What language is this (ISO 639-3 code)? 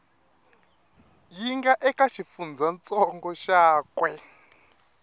tso